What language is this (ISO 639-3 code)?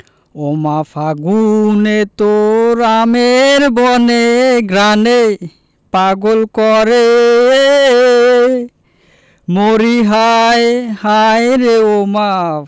ben